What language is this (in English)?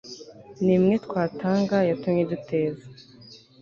Kinyarwanda